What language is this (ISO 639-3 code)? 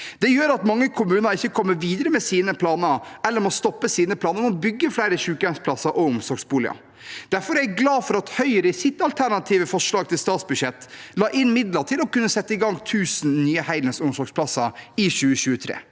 nor